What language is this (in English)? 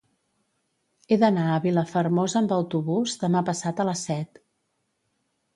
Catalan